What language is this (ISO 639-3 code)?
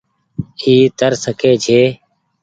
gig